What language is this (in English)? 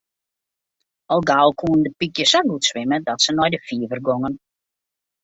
Western Frisian